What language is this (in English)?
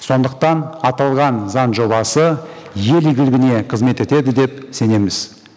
Kazakh